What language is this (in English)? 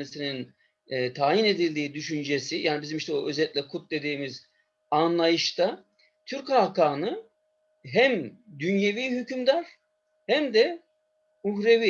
Turkish